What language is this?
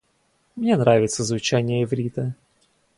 Russian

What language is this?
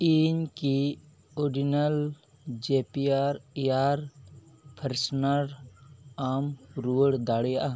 Santali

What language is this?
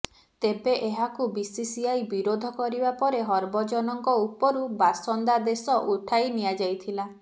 Odia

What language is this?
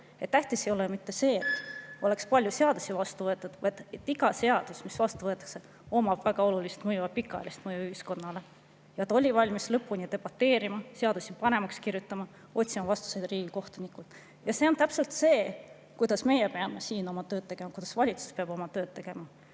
Estonian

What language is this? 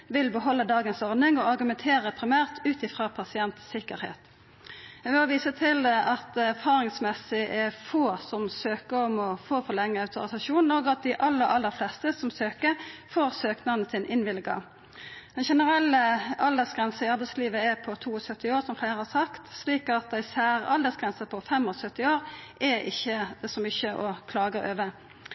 Norwegian Nynorsk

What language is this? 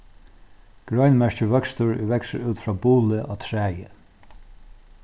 Faroese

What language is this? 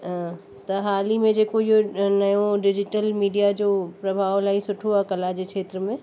Sindhi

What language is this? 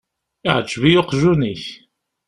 Kabyle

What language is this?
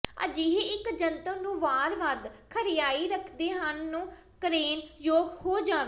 Punjabi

